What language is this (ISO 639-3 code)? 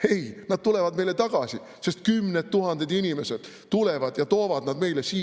est